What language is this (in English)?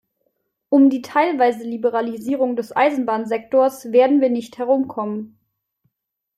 German